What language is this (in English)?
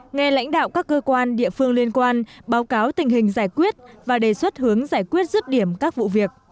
Vietnamese